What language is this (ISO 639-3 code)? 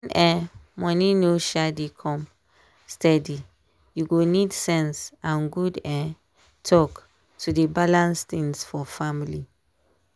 pcm